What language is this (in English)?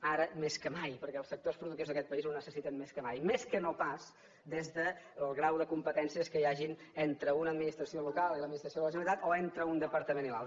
Catalan